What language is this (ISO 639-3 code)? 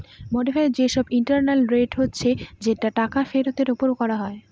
ben